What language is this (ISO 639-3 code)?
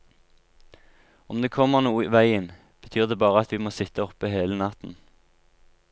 nor